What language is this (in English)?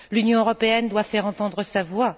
French